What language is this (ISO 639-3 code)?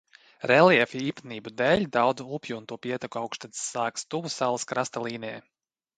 lav